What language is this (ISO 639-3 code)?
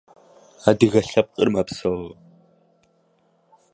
rus